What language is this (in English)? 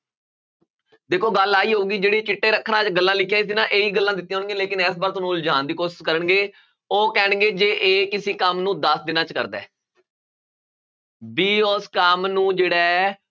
Punjabi